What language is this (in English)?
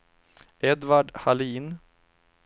Swedish